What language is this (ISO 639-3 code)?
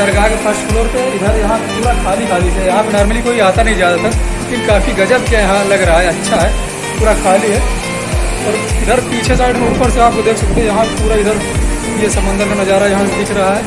hin